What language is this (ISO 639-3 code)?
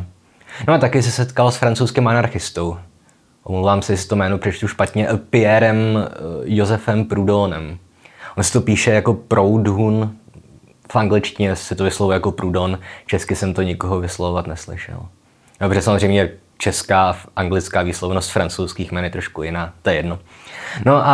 ces